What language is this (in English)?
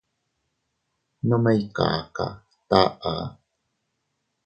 Teutila Cuicatec